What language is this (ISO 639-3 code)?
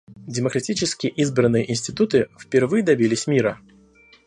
rus